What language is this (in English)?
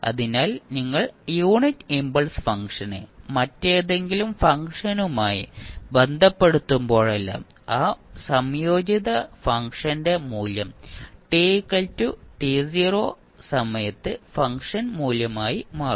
Malayalam